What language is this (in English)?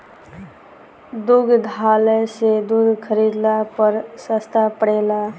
Bhojpuri